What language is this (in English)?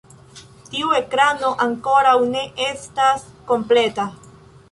Esperanto